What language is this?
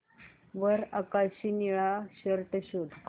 Marathi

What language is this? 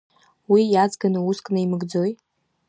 Abkhazian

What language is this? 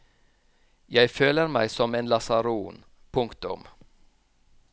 Norwegian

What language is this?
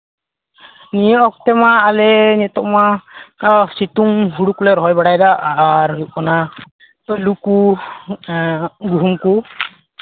Santali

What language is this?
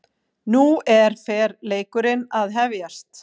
Icelandic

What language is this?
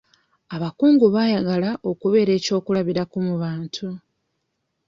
Ganda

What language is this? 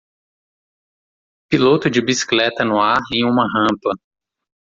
Portuguese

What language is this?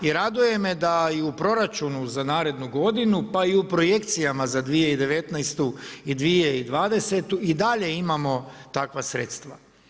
Croatian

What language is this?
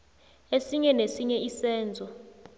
South Ndebele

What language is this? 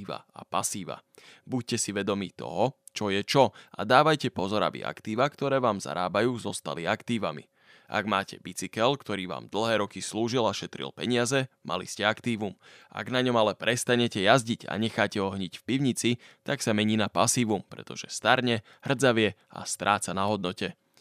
Slovak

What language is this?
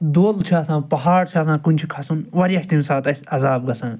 Kashmiri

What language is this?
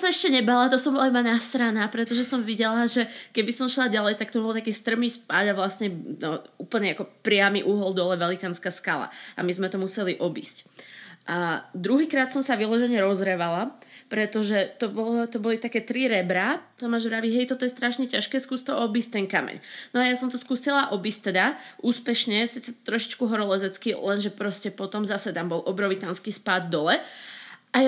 Slovak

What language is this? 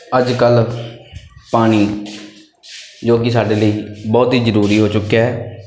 Punjabi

